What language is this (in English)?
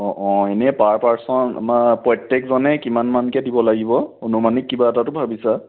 Assamese